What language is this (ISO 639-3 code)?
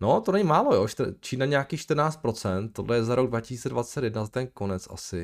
ces